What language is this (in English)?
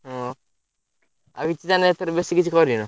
Odia